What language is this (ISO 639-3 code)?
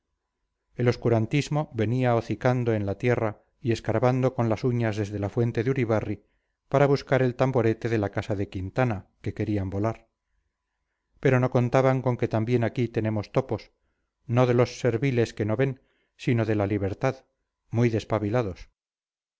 spa